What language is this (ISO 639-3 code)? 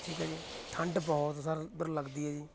pan